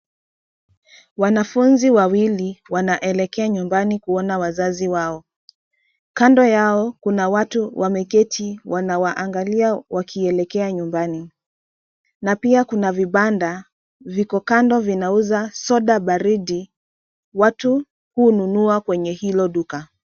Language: Swahili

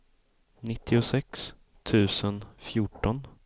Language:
Swedish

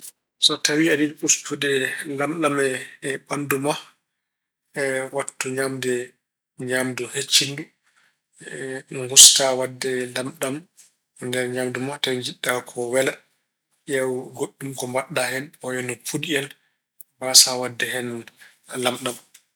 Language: Fula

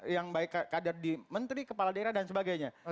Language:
Indonesian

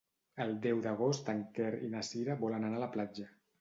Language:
Catalan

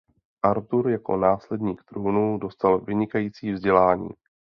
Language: Czech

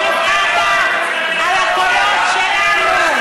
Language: Hebrew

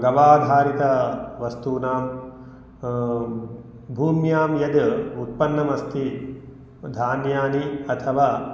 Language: Sanskrit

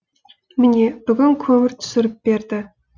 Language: Kazakh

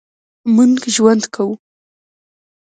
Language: Pashto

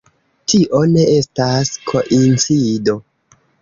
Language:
Esperanto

